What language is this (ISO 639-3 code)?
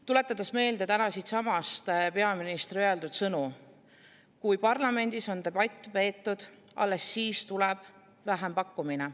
est